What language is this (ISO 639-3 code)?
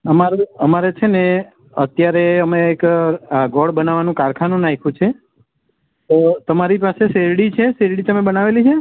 guj